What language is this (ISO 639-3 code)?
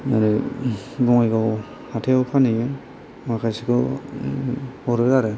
brx